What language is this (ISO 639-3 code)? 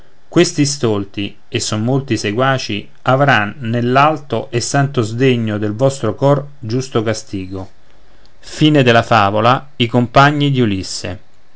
ita